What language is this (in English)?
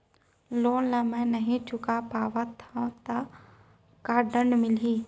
Chhattisgarhi